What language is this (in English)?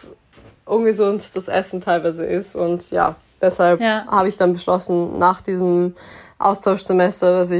German